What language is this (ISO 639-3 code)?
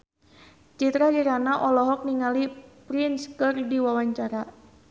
sun